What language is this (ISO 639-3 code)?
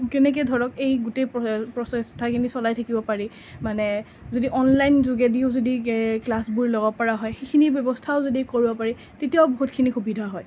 asm